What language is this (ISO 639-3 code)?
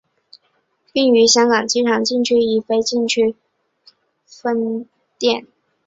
zho